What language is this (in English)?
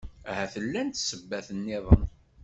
Kabyle